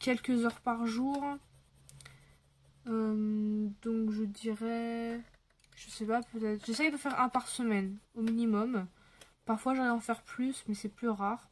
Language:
French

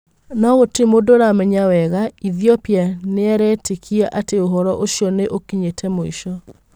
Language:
Kikuyu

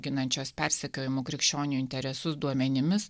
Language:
Lithuanian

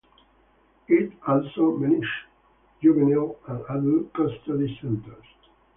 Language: English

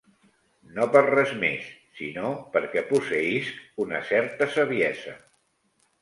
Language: Catalan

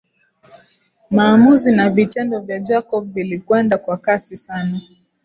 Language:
Swahili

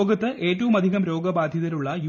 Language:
Malayalam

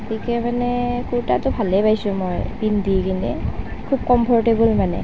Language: Assamese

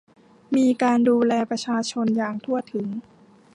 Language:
Thai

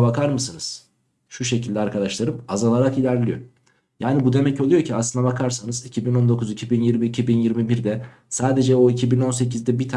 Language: Turkish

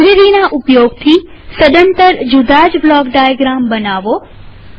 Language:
Gujarati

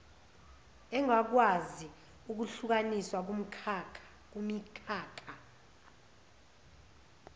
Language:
Zulu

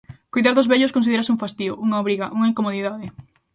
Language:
Galician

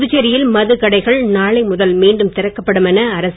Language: Tamil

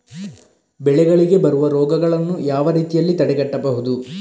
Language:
Kannada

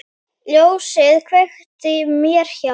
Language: Icelandic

